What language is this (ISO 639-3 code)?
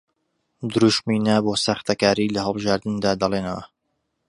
ckb